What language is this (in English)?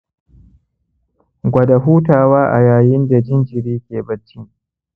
Hausa